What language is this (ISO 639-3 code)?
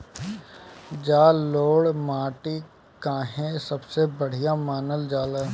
bho